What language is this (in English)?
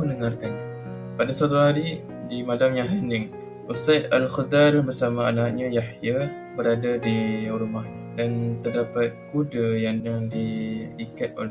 Malay